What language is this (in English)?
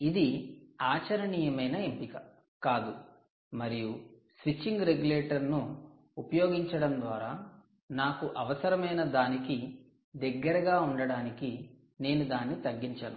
Telugu